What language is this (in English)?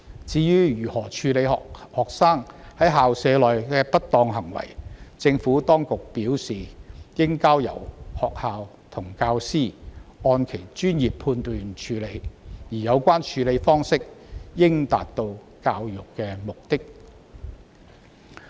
Cantonese